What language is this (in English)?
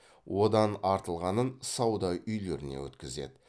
Kazakh